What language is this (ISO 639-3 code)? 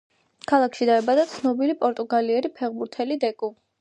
kat